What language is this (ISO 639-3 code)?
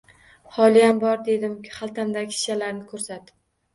uzb